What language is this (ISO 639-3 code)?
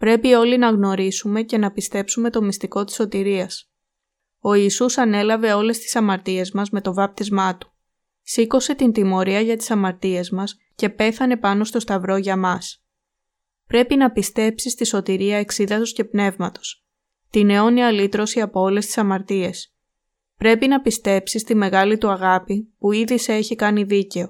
ell